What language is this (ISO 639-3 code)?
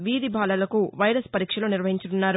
tel